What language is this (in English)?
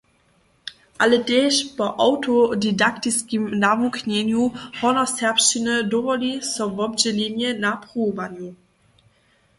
Upper Sorbian